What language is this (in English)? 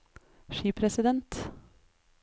Norwegian